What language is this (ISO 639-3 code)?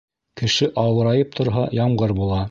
bak